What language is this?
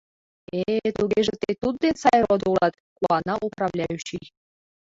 Mari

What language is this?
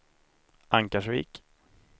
Swedish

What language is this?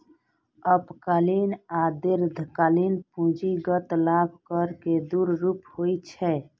Maithili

